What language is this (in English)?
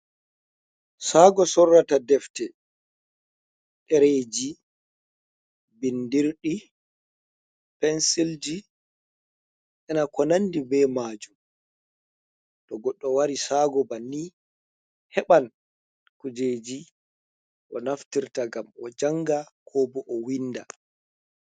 Fula